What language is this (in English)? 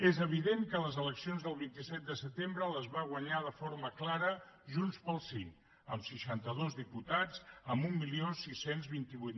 Catalan